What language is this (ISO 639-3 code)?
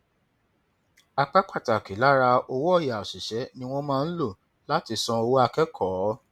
yor